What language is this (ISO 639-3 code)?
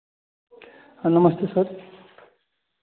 hin